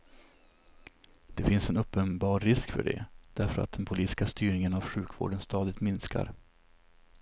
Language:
Swedish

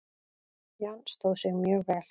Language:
Icelandic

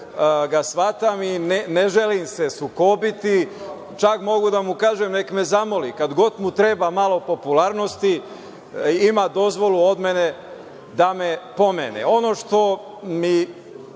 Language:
Serbian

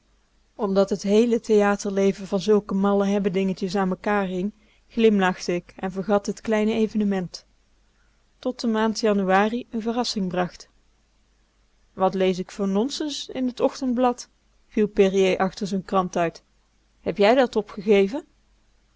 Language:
Dutch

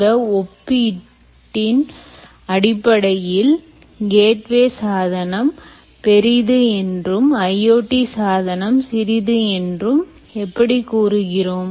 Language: Tamil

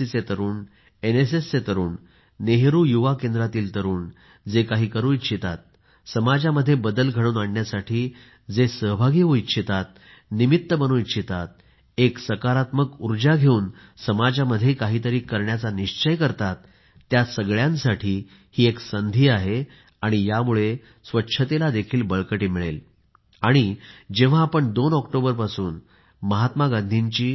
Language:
Marathi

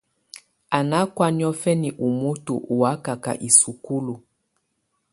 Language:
Tunen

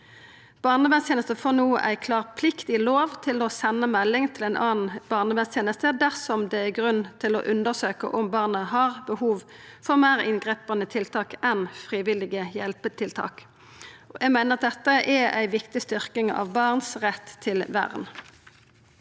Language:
Norwegian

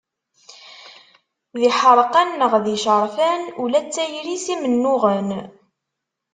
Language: Kabyle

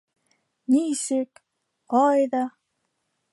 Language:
Bashkir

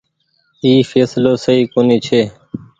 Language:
Goaria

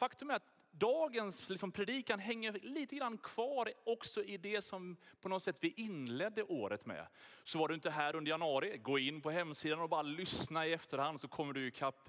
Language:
Swedish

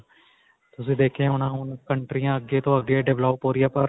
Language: Punjabi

